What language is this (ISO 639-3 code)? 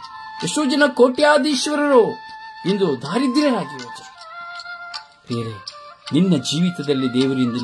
kor